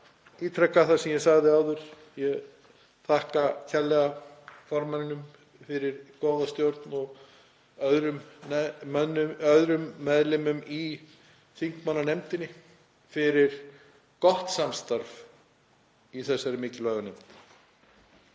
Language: Icelandic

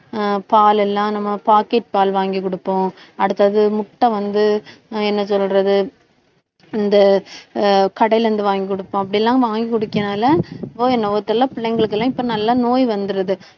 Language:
Tamil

